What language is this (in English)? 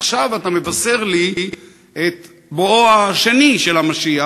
Hebrew